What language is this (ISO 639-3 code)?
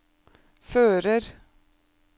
nor